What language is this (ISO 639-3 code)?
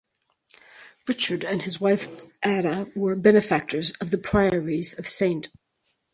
eng